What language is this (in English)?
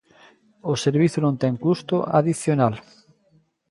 Galician